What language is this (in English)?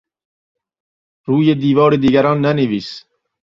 Persian